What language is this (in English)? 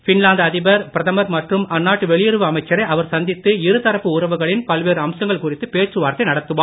Tamil